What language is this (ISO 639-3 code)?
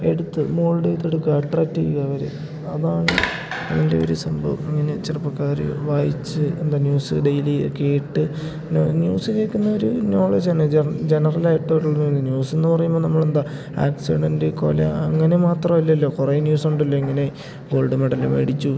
mal